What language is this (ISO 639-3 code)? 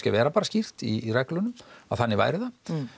isl